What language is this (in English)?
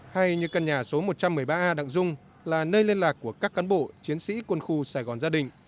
Vietnamese